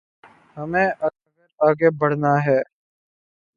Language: Urdu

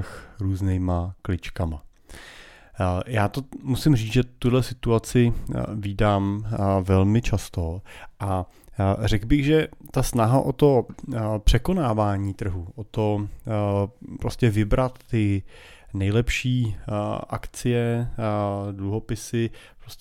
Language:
Czech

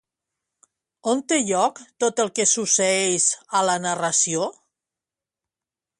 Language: Catalan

